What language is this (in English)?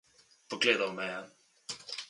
Slovenian